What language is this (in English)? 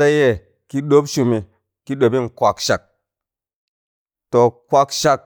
Tangale